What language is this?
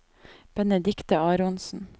Norwegian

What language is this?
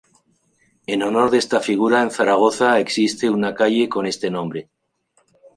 Spanish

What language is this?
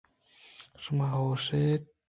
Eastern Balochi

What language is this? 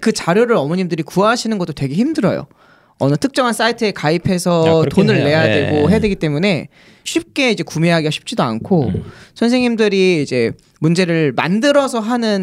Korean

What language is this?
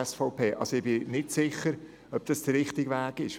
Swiss German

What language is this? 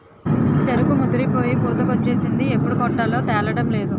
Telugu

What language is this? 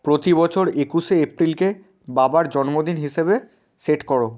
Bangla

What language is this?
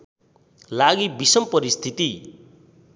Nepali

